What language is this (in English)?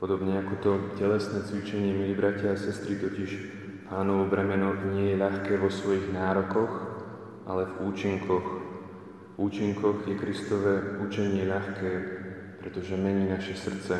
Slovak